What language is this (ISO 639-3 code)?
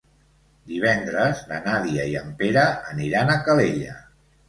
cat